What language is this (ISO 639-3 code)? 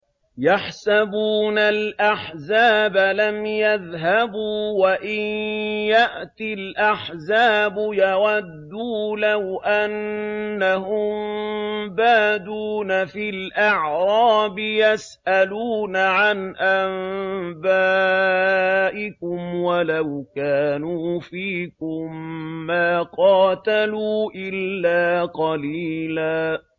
ara